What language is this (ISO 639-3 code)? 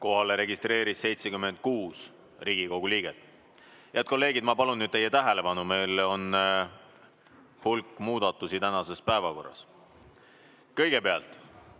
est